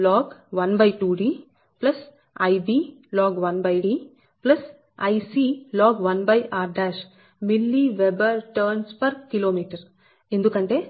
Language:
Telugu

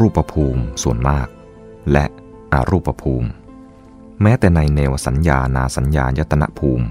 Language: Thai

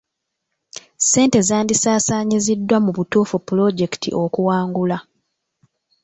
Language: Ganda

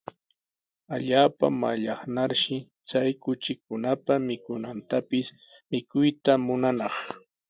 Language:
Sihuas Ancash Quechua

